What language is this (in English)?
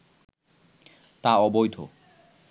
Bangla